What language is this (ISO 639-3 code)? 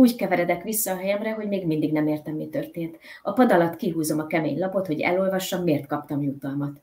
hun